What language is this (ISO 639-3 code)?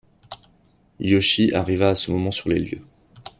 fra